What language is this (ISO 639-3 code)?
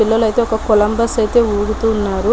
tel